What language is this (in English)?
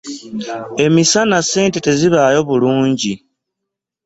Ganda